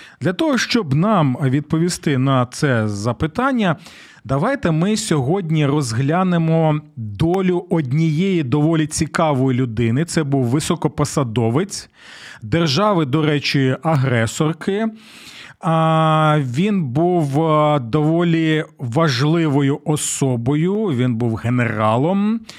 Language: Ukrainian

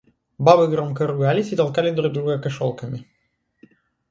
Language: Russian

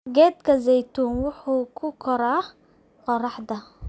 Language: Somali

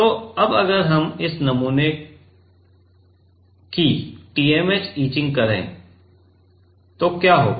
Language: Hindi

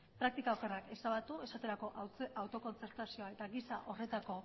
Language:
Basque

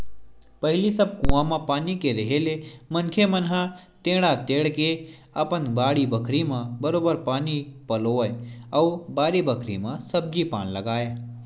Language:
Chhattisgarhi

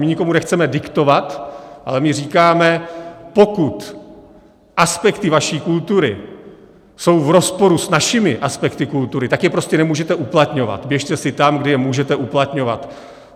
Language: Czech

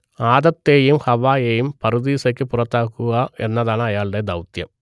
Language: Malayalam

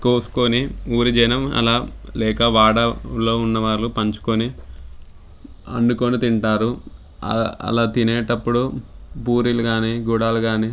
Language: Telugu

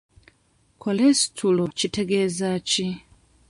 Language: Ganda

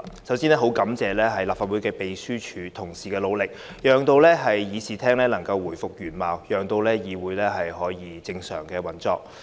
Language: Cantonese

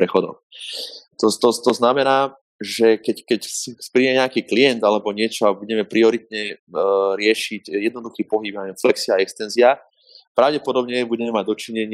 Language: Slovak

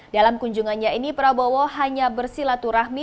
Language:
Indonesian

